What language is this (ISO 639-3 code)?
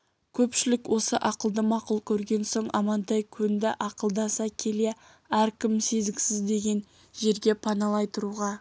kaz